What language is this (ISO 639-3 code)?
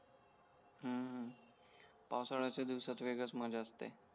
mar